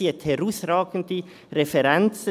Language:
Swiss German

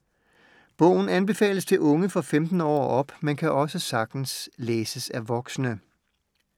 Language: Danish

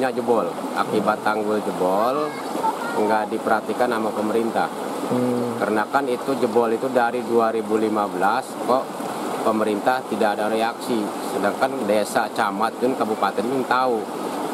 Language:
Indonesian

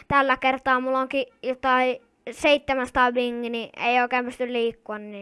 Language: Finnish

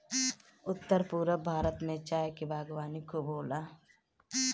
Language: Bhojpuri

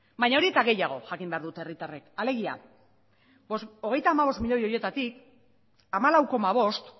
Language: Basque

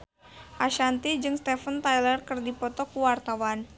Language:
Sundanese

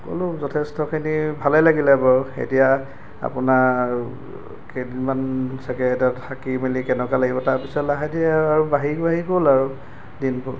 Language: Assamese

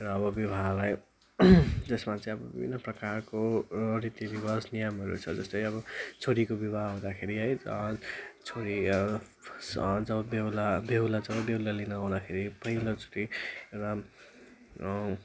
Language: Nepali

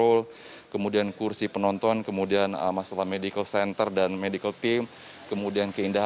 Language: Indonesian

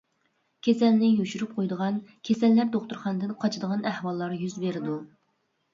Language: Uyghur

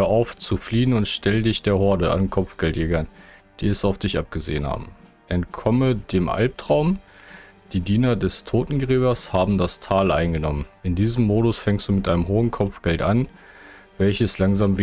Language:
German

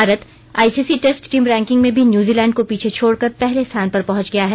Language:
Hindi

